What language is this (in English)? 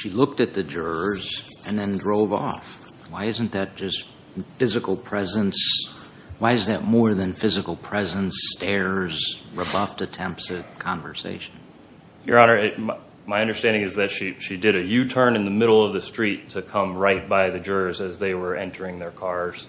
English